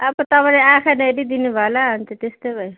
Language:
Nepali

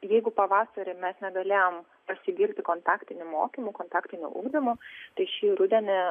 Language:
Lithuanian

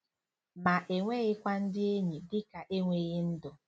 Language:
Igbo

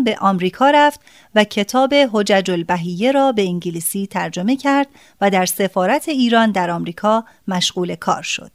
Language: Persian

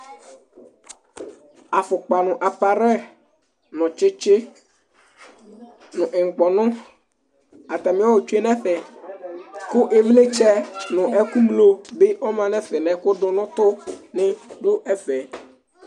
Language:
Ikposo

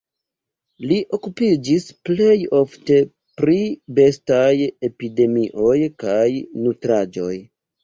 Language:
Esperanto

